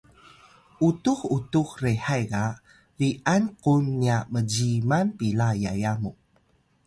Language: Atayal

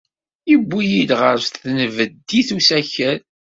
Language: Kabyle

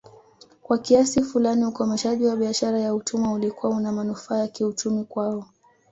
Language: Swahili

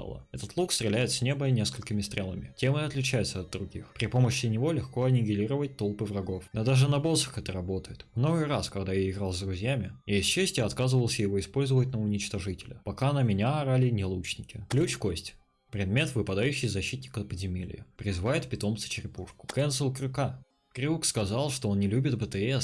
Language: Russian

